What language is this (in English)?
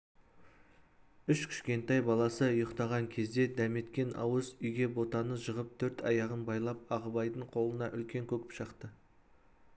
Kazakh